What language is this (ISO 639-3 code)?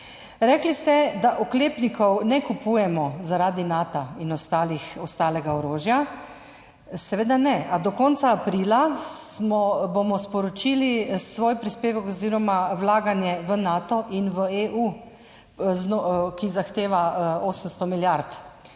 slv